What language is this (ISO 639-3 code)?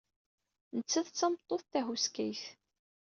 kab